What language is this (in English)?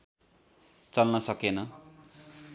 Nepali